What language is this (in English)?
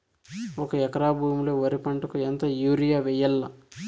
Telugu